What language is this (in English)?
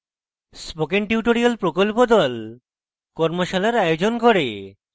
Bangla